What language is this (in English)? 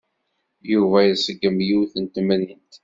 Kabyle